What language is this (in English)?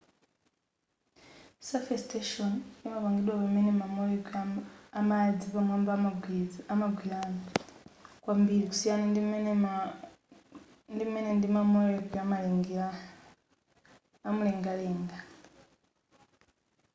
Nyanja